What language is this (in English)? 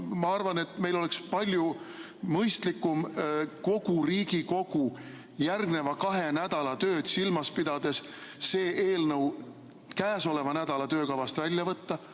Estonian